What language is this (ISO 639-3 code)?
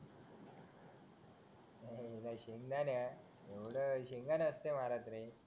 mar